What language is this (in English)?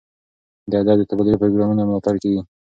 Pashto